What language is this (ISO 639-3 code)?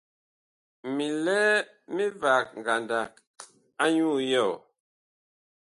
bkh